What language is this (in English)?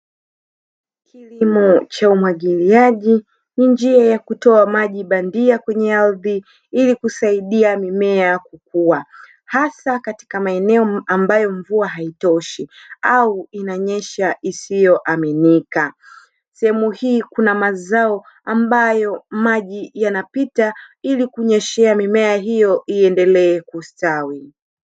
Swahili